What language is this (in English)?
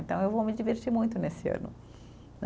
Portuguese